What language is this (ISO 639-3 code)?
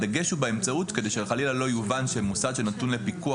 heb